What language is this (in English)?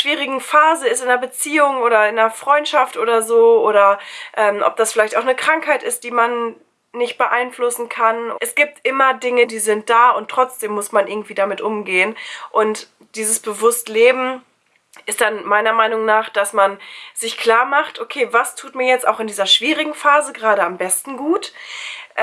German